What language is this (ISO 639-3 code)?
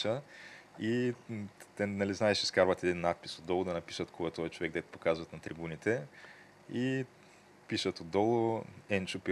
bul